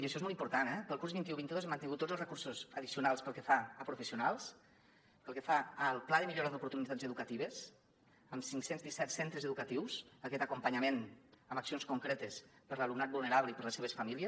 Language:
Catalan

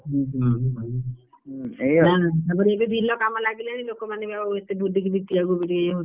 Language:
Odia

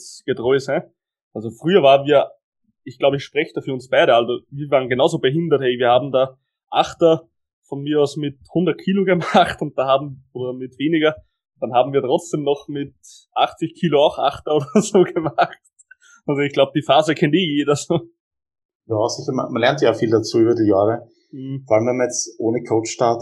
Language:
German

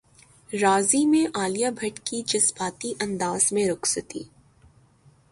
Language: Urdu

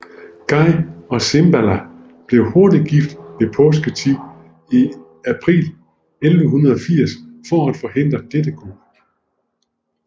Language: Danish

